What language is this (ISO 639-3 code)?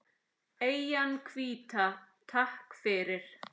isl